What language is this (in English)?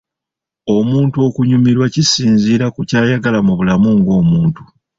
Ganda